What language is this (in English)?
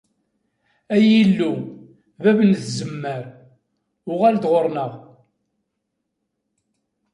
Kabyle